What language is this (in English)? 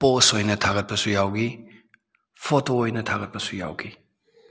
Manipuri